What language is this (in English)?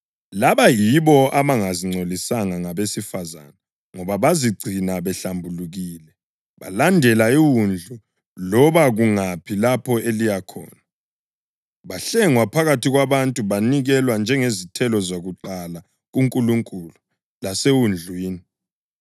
North Ndebele